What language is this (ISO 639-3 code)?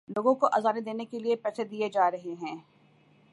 urd